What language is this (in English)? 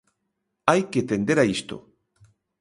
Galician